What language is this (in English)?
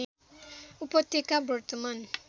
Nepali